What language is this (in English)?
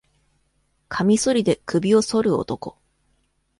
Japanese